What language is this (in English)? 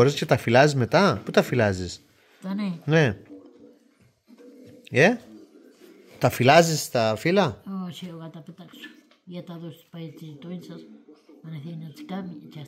Greek